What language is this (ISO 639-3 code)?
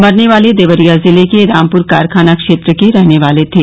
hin